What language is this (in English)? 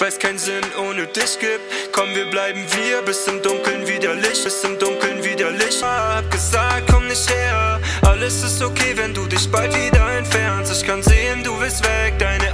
Dutch